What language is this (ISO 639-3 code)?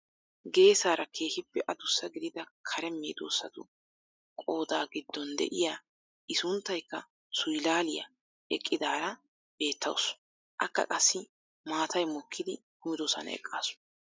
wal